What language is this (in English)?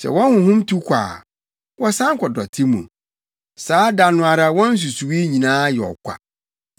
Akan